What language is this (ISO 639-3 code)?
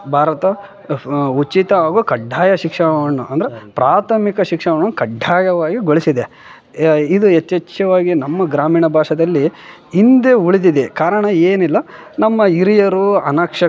kan